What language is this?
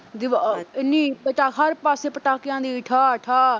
Punjabi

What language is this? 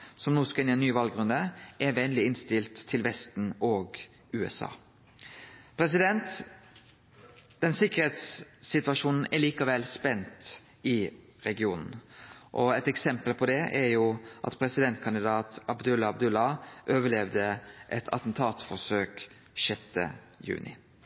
Norwegian Nynorsk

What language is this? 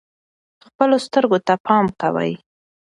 Pashto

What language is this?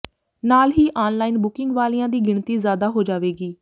Punjabi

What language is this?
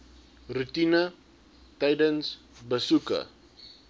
Afrikaans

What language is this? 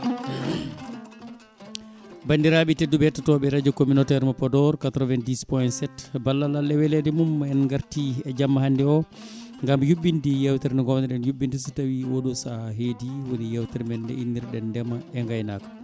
Fula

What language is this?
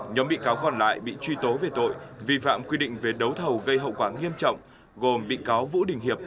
Vietnamese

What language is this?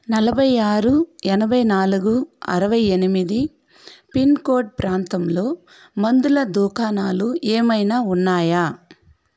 Telugu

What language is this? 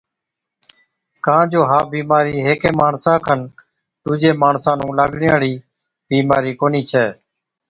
Od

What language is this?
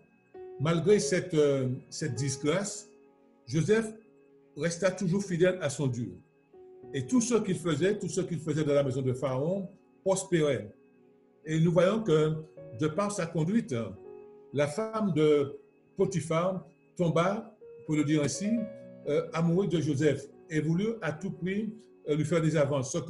French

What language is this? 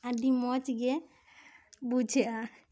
Santali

